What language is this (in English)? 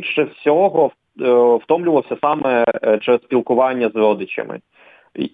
Ukrainian